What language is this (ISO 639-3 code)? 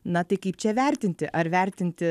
lit